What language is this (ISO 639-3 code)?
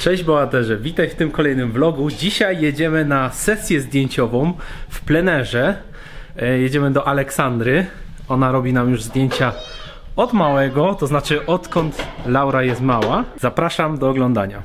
pol